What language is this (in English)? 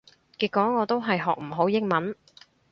Cantonese